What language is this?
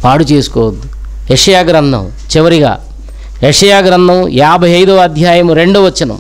Telugu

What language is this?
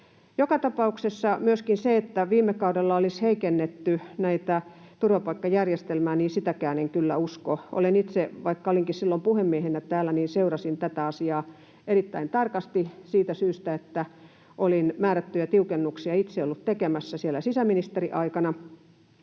Finnish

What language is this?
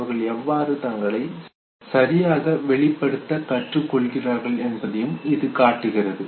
Tamil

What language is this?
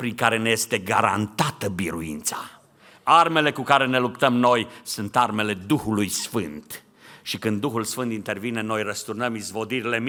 Romanian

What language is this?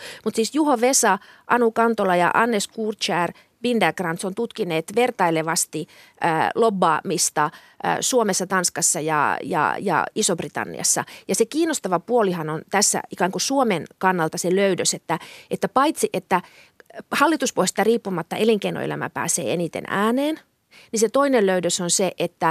Finnish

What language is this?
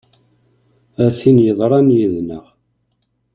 Kabyle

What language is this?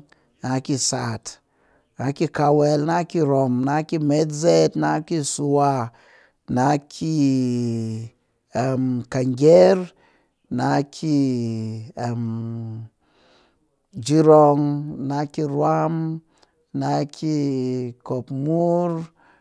Cakfem-Mushere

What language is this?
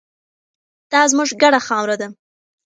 Pashto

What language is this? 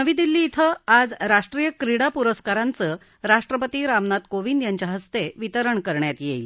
Marathi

